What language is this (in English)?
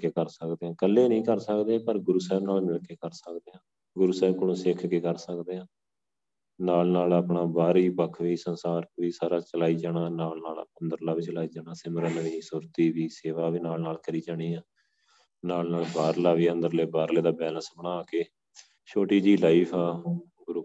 Punjabi